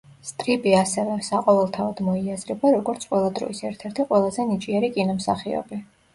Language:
Georgian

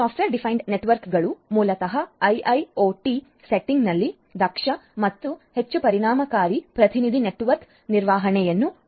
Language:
Kannada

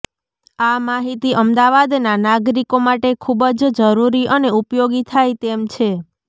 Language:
Gujarati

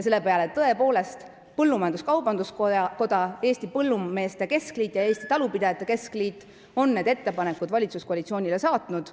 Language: Estonian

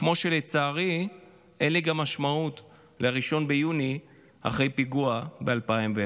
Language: Hebrew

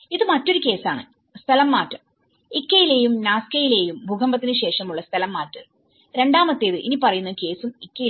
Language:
Malayalam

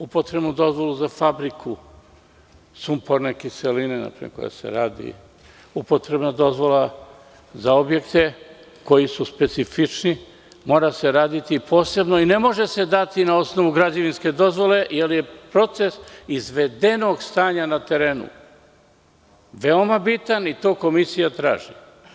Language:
Serbian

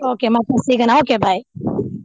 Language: Kannada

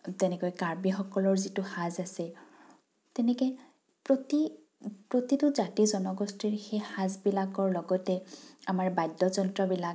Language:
Assamese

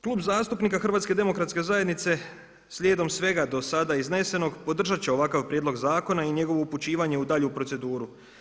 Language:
Croatian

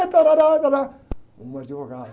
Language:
Portuguese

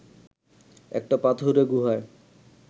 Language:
Bangla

